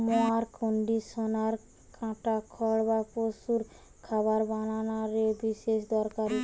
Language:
Bangla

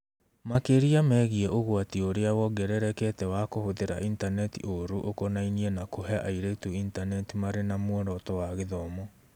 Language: Kikuyu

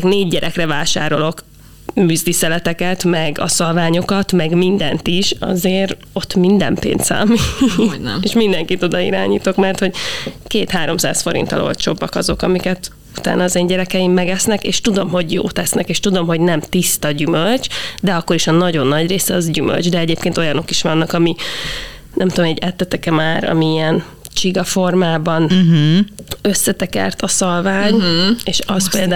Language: Hungarian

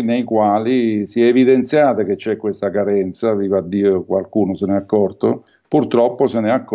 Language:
Italian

